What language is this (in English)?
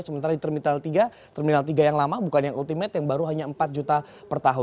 Indonesian